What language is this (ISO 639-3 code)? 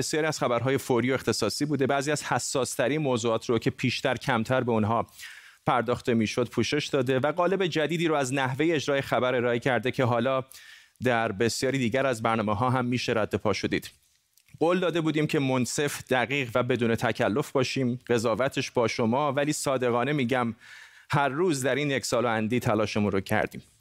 fas